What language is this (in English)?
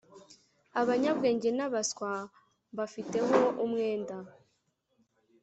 Kinyarwanda